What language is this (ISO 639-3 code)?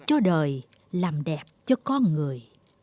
vie